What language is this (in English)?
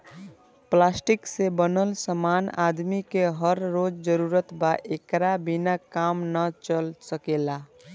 Bhojpuri